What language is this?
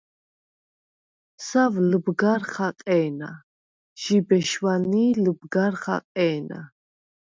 Svan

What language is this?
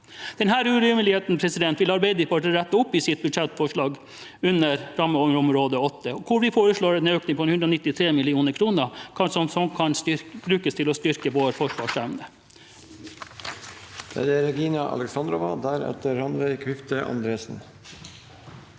Norwegian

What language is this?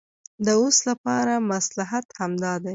Pashto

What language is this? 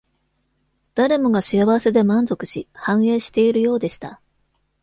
Japanese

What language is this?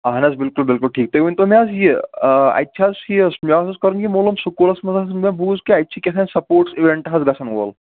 Kashmiri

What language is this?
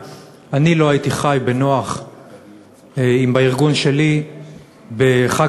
Hebrew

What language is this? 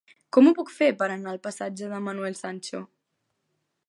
Catalan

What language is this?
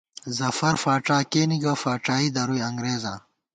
Gawar-Bati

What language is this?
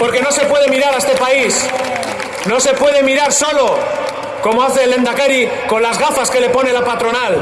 Spanish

